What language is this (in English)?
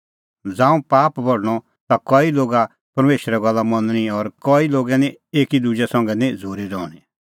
Kullu Pahari